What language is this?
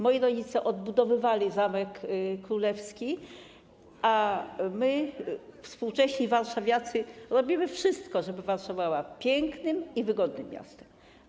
Polish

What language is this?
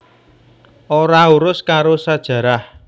Javanese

